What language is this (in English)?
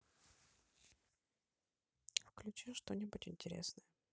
Russian